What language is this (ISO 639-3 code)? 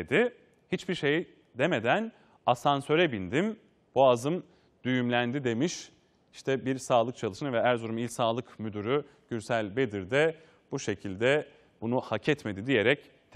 tur